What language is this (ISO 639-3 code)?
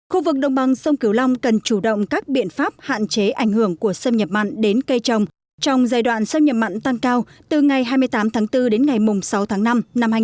vie